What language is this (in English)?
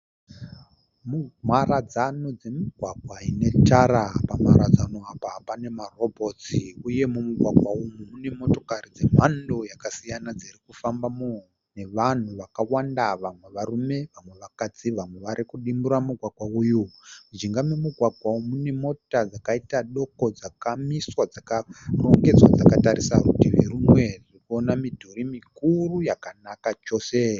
Shona